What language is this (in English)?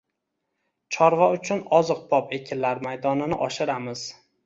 Uzbek